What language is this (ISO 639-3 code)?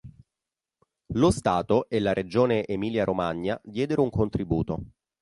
ita